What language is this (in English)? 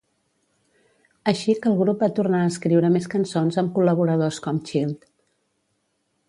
Catalan